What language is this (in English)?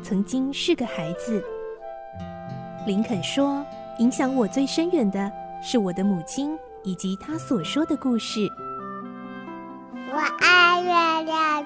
Chinese